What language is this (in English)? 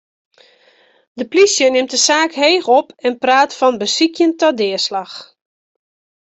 Western Frisian